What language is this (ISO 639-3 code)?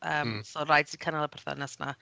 cym